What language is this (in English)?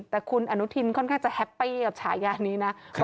Thai